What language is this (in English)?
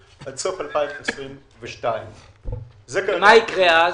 Hebrew